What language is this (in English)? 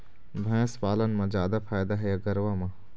Chhattisgarhi